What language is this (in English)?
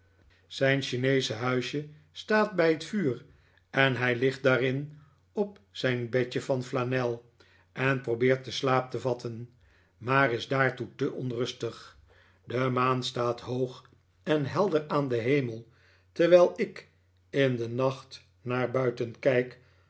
Dutch